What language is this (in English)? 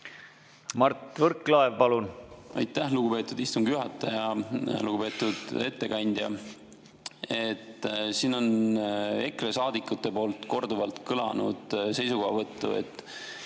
Estonian